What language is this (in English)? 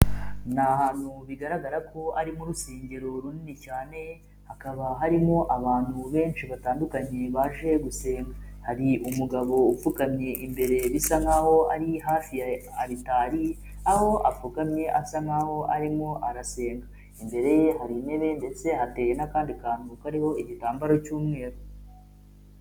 Kinyarwanda